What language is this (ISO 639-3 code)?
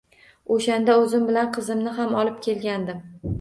uzb